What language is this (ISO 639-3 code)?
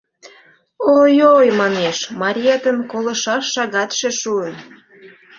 chm